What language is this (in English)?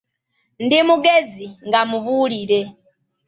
Ganda